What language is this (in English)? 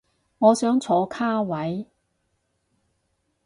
Cantonese